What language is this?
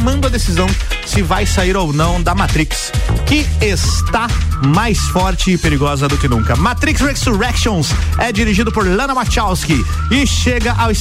Portuguese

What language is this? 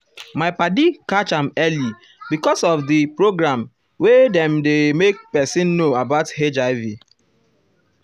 Nigerian Pidgin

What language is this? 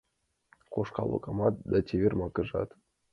Mari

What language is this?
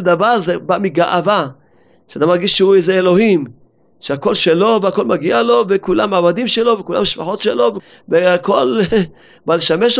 Hebrew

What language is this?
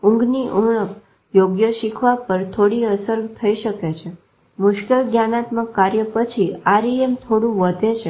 Gujarati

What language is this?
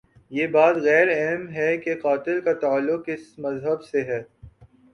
Urdu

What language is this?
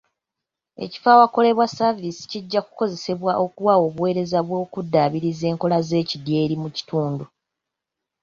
Ganda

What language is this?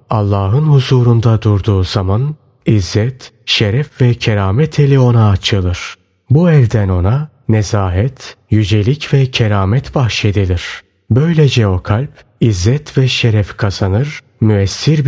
Turkish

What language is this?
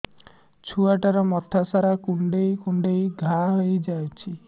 Odia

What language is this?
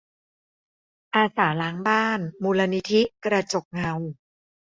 Thai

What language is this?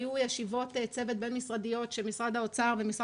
Hebrew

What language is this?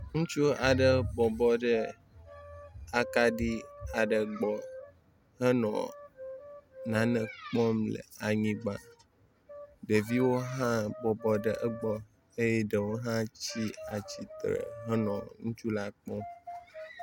Ewe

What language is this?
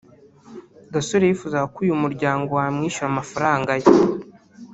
Kinyarwanda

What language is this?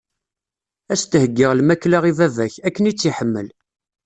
Kabyle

